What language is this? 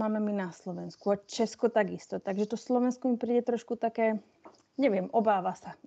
Slovak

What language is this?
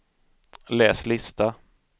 Swedish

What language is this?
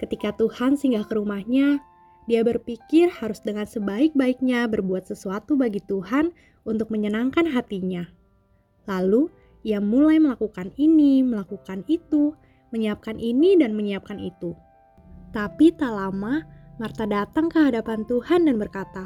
Indonesian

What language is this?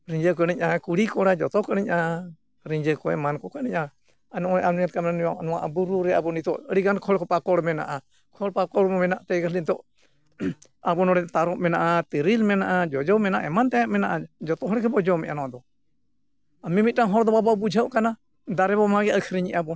Santali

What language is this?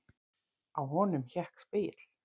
Icelandic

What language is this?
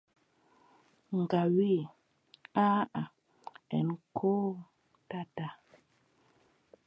Adamawa Fulfulde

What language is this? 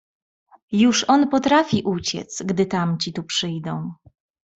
Polish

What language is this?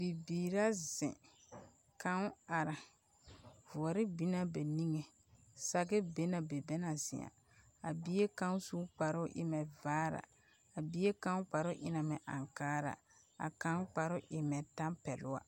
Southern Dagaare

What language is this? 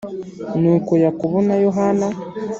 Kinyarwanda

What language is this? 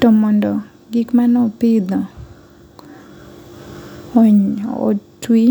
Luo (Kenya and Tanzania)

